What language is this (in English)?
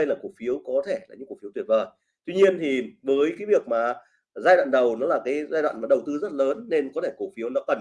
Vietnamese